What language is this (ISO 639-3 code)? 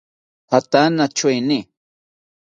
cpy